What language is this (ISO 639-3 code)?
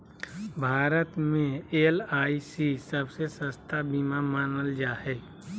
mag